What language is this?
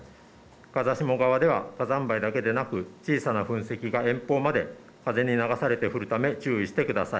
Japanese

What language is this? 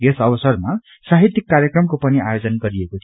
Nepali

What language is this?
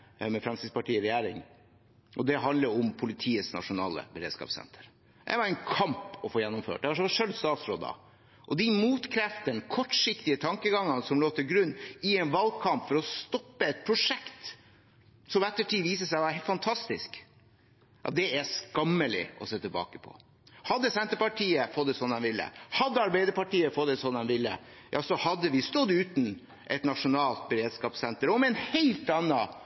Norwegian Bokmål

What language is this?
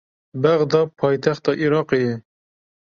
Kurdish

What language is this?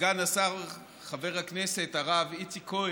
Hebrew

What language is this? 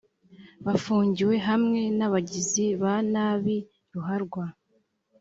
Kinyarwanda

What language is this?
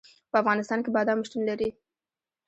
Pashto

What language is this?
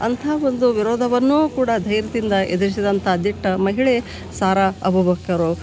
Kannada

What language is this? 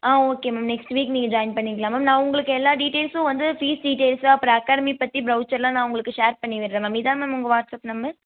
Tamil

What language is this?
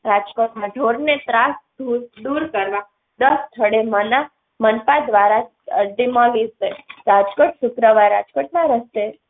Gujarati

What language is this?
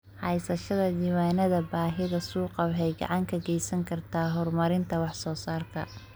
Somali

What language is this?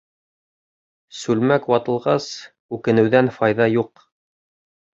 Bashkir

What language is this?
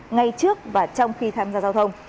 Vietnamese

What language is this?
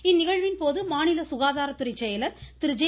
Tamil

